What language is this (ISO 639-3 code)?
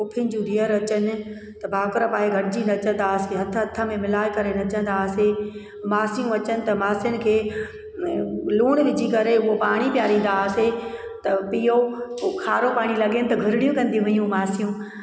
snd